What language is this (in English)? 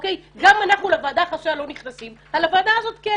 Hebrew